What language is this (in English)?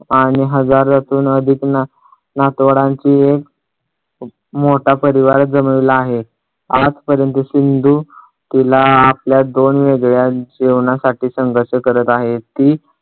Marathi